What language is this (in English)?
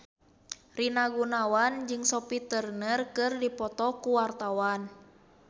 Sundanese